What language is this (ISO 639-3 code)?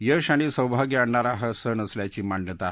mar